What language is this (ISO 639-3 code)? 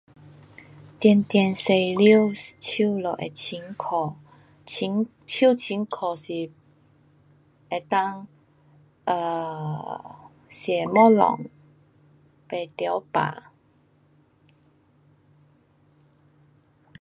cpx